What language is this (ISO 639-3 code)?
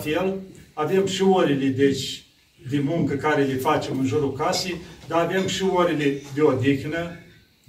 ron